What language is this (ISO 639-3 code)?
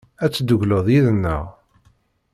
kab